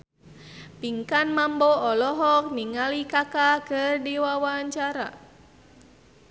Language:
Sundanese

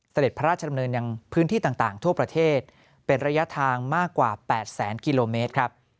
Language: Thai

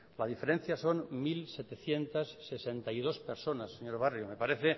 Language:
Spanish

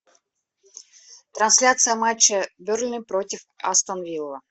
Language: Russian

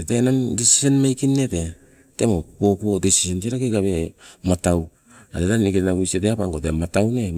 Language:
Sibe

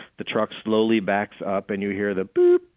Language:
English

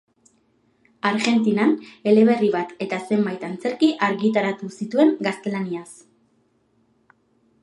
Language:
Basque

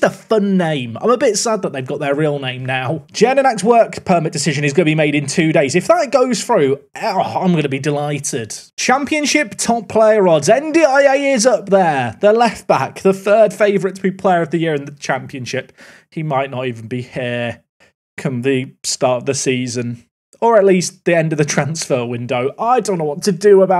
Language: English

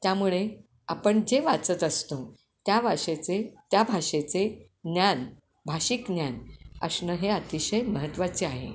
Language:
Marathi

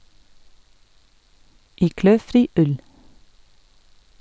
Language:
Norwegian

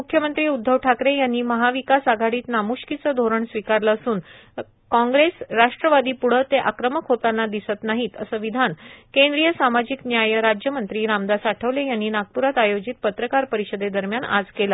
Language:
Marathi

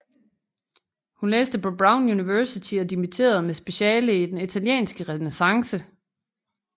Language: Danish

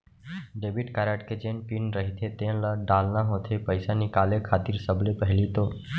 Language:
Chhattisgarhi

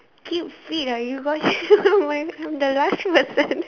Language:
English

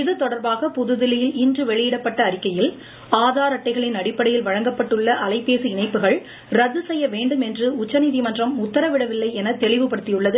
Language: Tamil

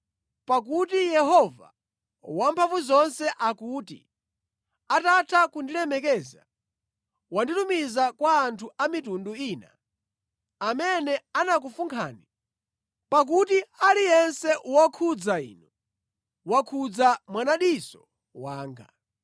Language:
Nyanja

